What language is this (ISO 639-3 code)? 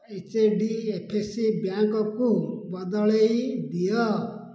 ori